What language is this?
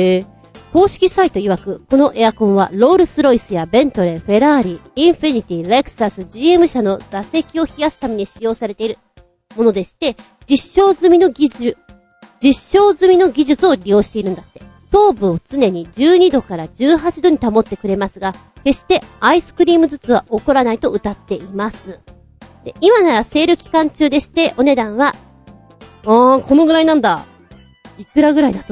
Japanese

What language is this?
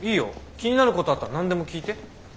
Japanese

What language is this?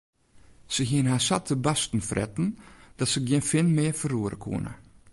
Western Frisian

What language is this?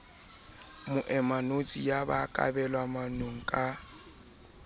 Southern Sotho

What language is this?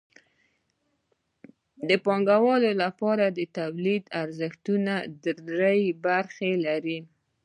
Pashto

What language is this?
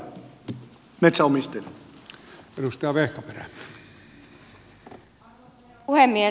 Finnish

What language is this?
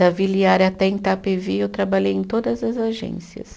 Portuguese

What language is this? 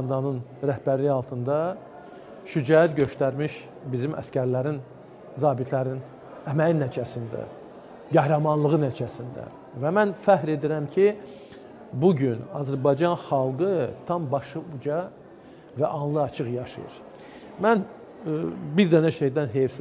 Turkish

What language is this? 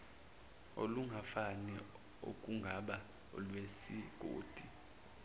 Zulu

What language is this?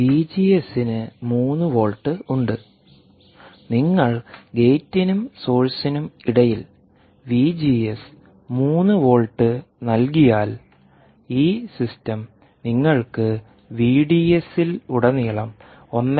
Malayalam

